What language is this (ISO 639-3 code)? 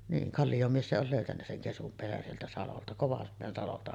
fin